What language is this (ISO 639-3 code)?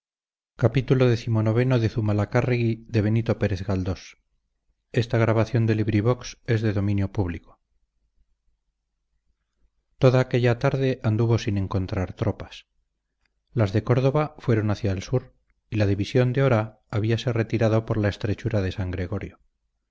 spa